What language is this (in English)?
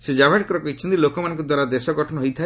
Odia